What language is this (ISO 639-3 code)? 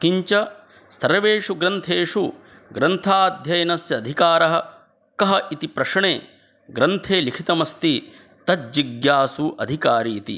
san